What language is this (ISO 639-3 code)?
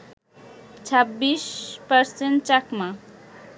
ben